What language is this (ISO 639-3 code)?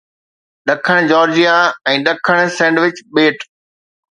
snd